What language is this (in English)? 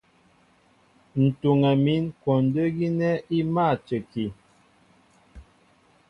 Mbo (Cameroon)